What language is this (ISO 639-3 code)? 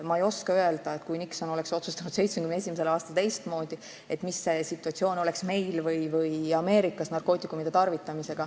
est